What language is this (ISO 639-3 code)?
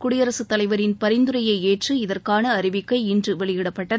tam